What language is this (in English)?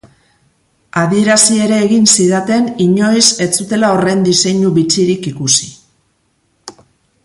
Basque